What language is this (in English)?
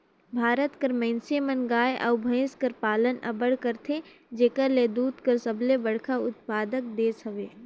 Chhattisgarhi